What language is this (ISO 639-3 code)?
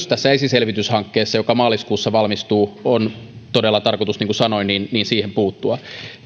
fin